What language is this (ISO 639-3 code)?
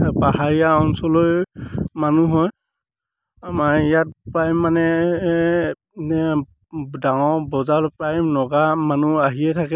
asm